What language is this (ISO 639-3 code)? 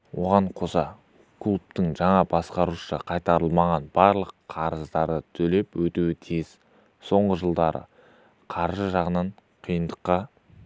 kaz